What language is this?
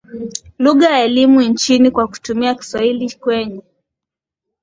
Swahili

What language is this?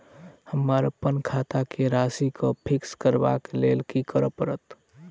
Maithili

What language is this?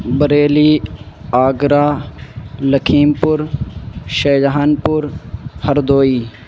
Urdu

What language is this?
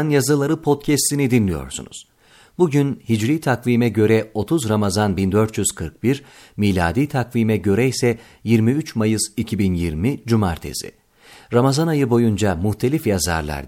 Turkish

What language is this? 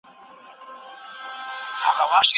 Pashto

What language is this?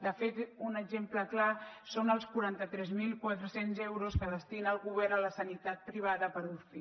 Catalan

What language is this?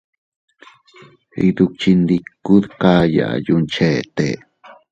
Teutila Cuicatec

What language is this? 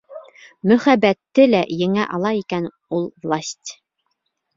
Bashkir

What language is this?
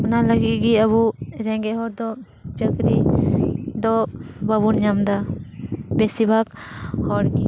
Santali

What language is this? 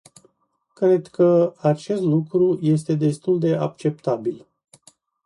Romanian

